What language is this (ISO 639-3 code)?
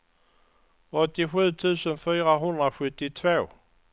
swe